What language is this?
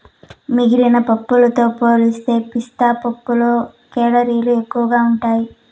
Telugu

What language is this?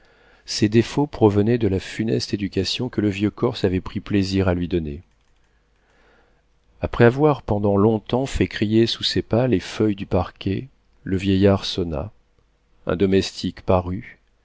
French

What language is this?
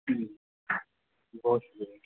Urdu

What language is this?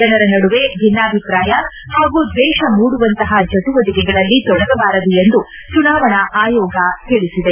Kannada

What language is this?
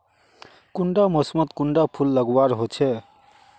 Magahi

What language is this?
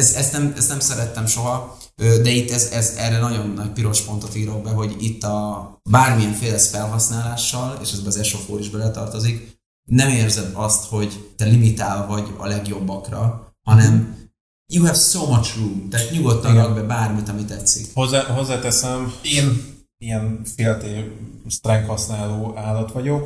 Hungarian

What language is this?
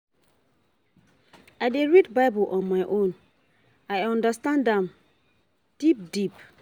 Nigerian Pidgin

